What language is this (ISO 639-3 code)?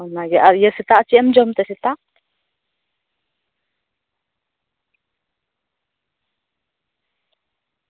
sat